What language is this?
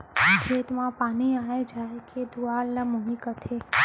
Chhattisgarhi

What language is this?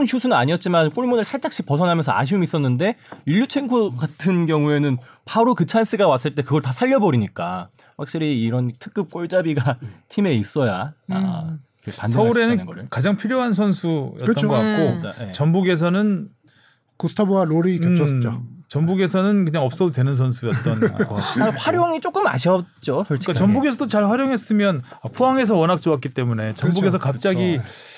Korean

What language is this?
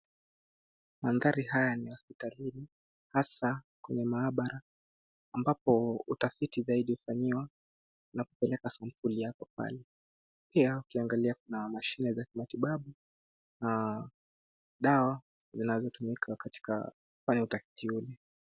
Swahili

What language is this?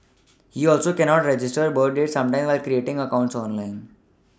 English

